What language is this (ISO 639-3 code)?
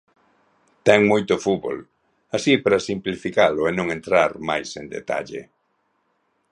glg